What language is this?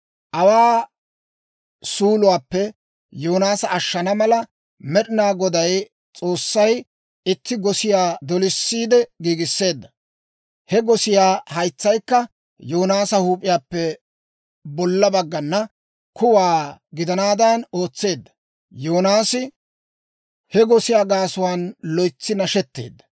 Dawro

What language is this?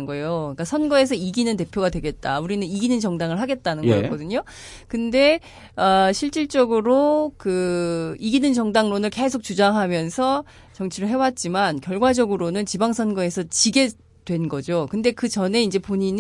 Korean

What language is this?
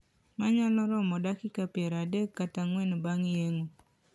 Luo (Kenya and Tanzania)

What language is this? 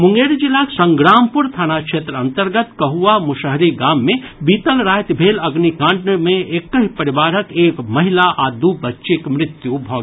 Maithili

